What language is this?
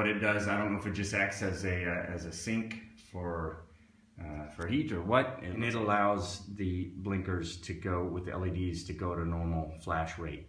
English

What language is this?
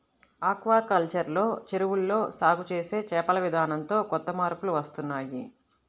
Telugu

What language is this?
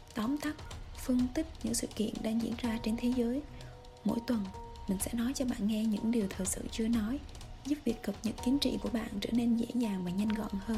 Vietnamese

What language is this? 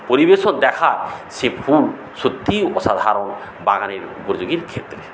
Bangla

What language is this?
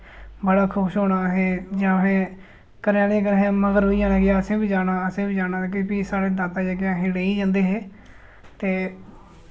Dogri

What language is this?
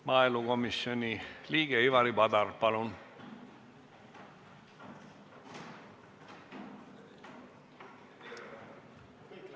Estonian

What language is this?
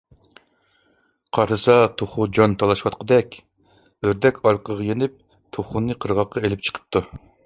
Uyghur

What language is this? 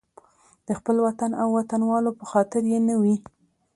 Pashto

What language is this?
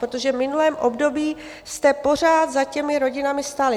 Czech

